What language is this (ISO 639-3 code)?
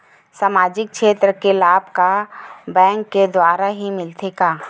hne